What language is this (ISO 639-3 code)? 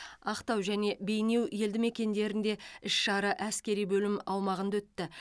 kaz